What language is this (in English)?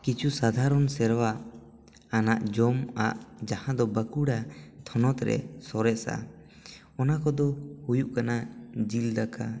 Santali